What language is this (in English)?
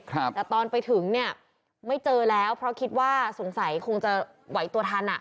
Thai